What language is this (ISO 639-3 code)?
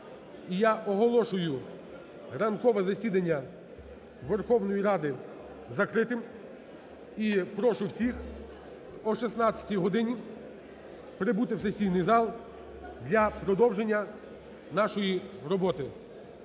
ukr